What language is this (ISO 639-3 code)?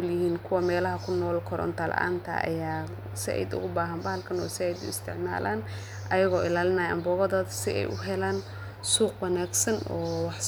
som